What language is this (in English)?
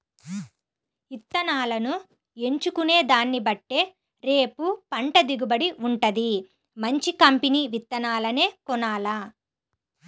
Telugu